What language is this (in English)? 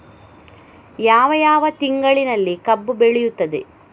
Kannada